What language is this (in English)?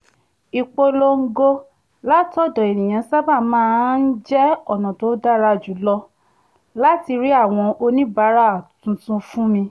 Yoruba